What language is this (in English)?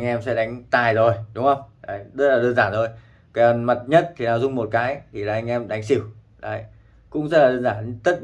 Vietnamese